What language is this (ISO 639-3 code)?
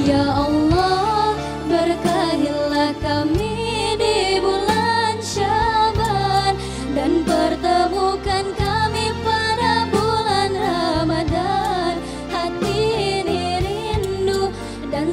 ind